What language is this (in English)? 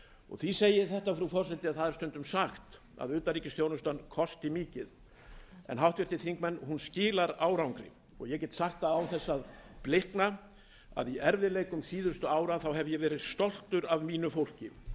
Icelandic